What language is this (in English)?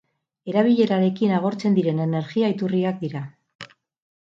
Basque